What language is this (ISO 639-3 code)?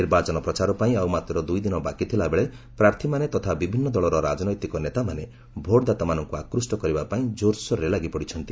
ori